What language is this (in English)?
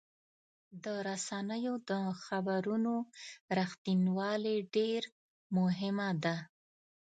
Pashto